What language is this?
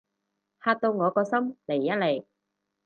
Cantonese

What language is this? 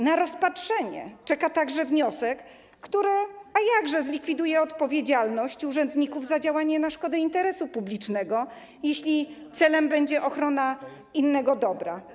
Polish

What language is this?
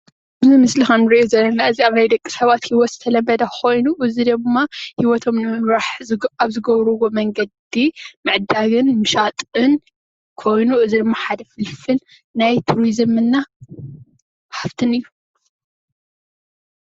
Tigrinya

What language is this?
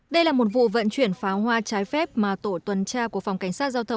Vietnamese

